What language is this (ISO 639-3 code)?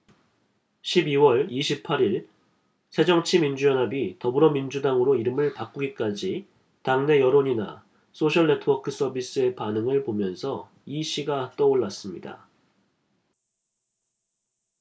kor